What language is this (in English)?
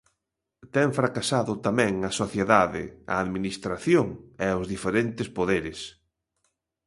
Galician